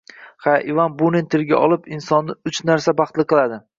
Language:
Uzbek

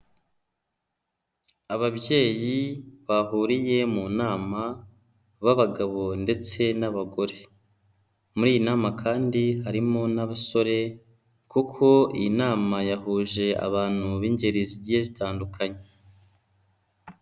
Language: Kinyarwanda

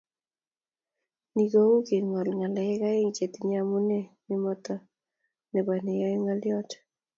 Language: Kalenjin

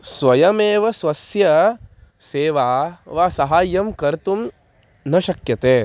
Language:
Sanskrit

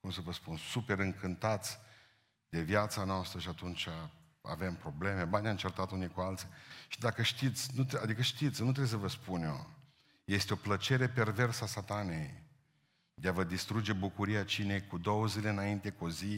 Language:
Romanian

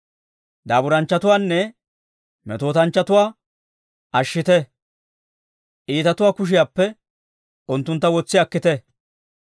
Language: Dawro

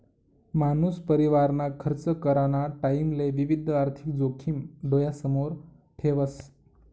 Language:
Marathi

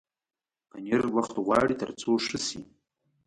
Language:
Pashto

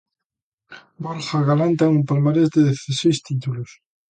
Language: Galician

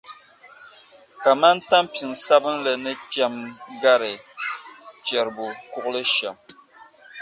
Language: Dagbani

